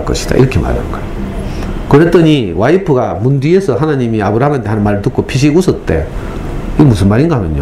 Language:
Korean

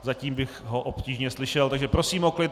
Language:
Czech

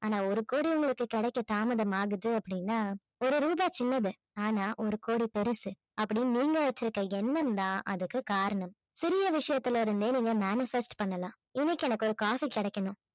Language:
Tamil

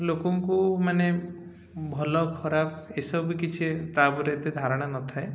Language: Odia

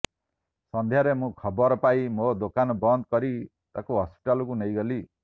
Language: Odia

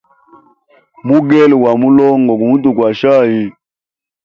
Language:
Hemba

